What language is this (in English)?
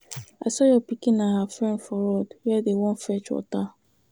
Nigerian Pidgin